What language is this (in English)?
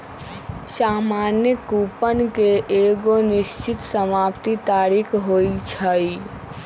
Magahi